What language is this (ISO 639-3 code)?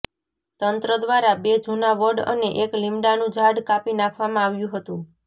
guj